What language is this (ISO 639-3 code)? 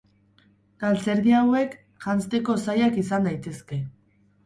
eus